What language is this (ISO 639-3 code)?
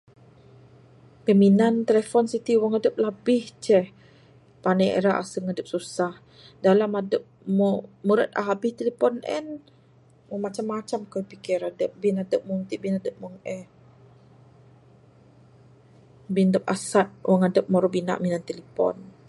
sdo